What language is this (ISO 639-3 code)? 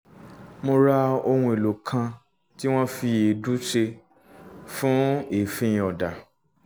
yor